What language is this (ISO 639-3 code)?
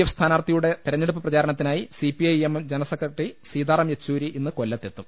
mal